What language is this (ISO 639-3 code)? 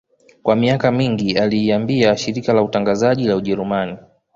swa